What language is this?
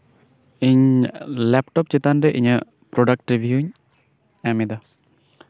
Santali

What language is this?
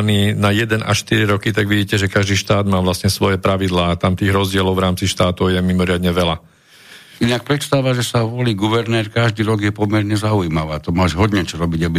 Slovak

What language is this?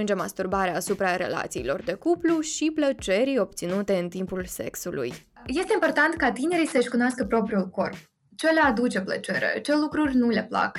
Romanian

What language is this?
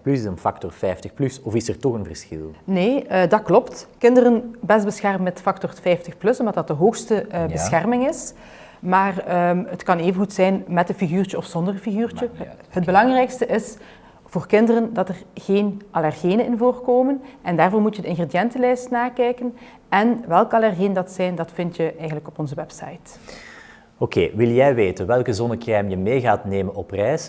Dutch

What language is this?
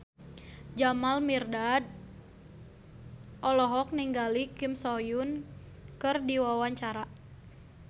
Sundanese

